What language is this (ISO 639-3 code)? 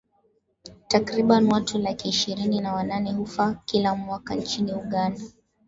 swa